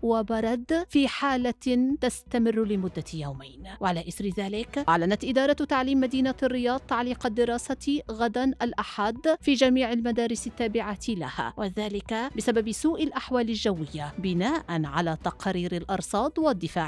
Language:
Arabic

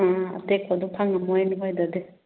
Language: Manipuri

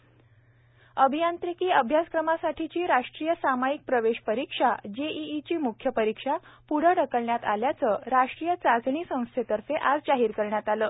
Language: Marathi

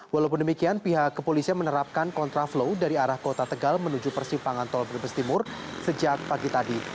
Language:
Indonesian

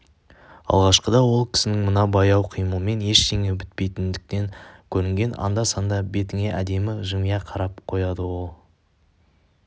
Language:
Kazakh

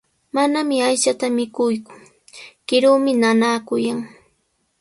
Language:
Sihuas Ancash Quechua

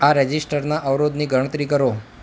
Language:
Gujarati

